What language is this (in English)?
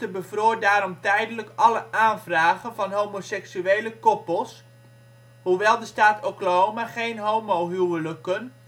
Dutch